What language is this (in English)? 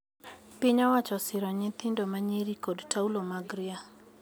Luo (Kenya and Tanzania)